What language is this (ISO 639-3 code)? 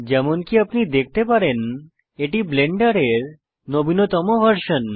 ben